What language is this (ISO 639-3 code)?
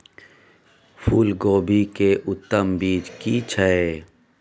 mai